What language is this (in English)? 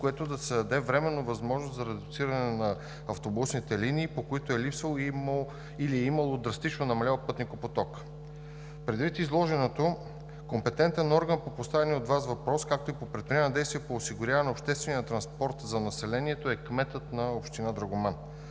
Bulgarian